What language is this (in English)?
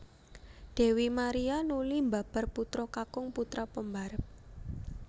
Javanese